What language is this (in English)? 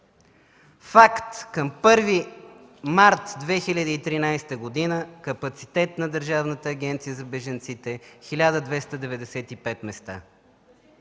Bulgarian